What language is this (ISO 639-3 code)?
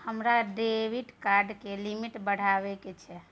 mai